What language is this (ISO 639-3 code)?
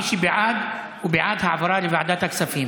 heb